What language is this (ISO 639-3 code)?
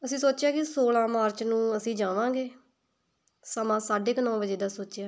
pan